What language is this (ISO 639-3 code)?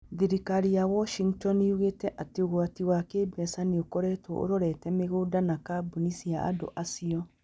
kik